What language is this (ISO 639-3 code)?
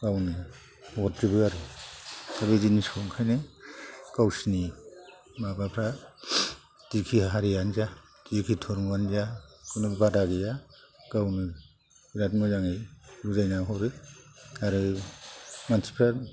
brx